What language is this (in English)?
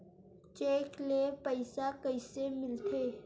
Chhattisgarhi